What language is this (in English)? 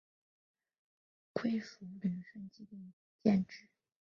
Chinese